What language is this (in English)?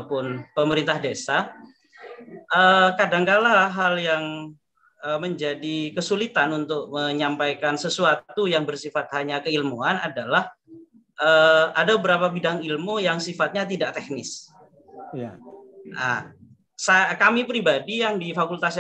Indonesian